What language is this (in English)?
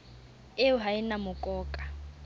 Southern Sotho